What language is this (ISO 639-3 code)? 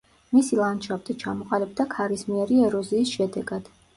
kat